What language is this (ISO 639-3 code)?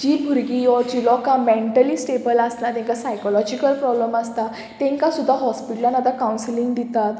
kok